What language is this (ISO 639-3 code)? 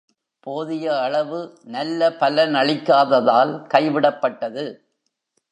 tam